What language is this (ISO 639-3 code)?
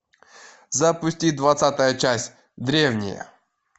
rus